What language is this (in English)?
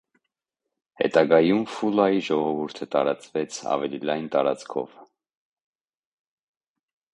Armenian